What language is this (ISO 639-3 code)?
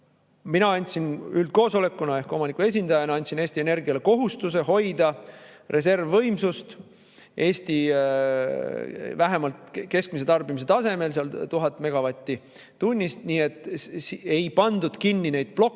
est